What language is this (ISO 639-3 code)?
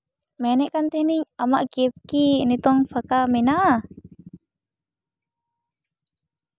sat